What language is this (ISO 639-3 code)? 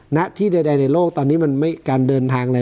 tha